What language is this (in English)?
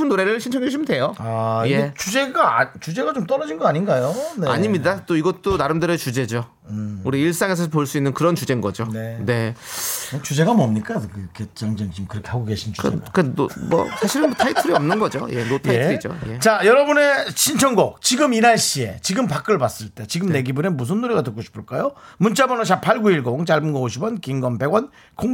Korean